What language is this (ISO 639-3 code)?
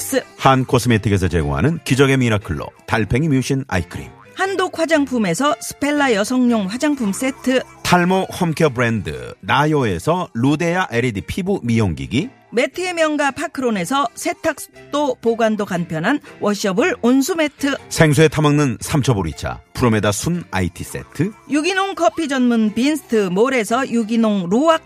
kor